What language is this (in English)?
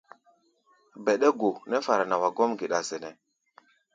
Gbaya